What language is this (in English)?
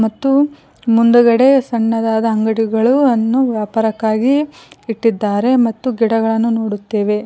Kannada